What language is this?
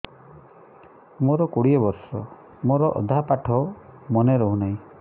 Odia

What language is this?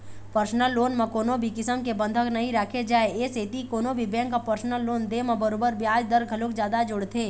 Chhattisgarhi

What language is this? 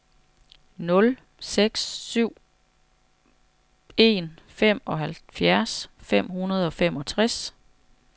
Danish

